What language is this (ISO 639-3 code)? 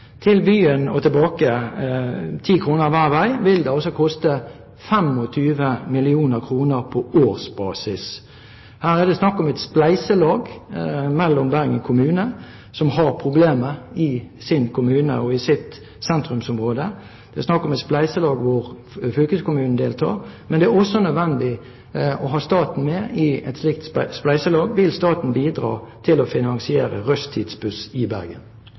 nob